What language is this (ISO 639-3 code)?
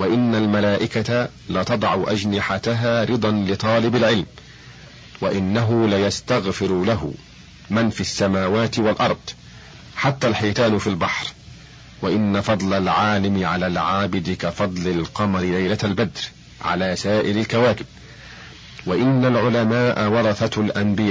ara